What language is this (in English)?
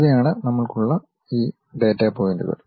Malayalam